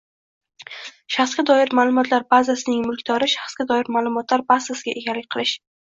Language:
Uzbek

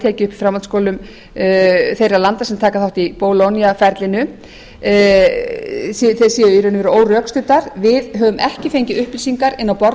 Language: Icelandic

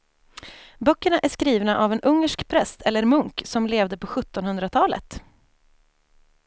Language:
Swedish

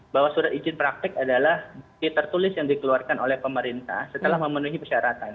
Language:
Indonesian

